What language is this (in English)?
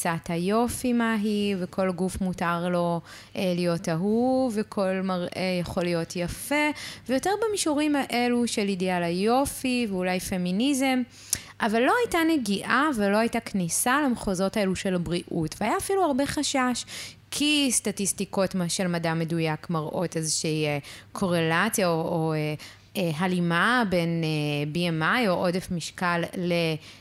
Hebrew